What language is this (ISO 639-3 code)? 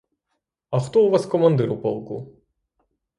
ukr